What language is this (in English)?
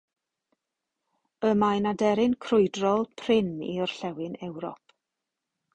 Welsh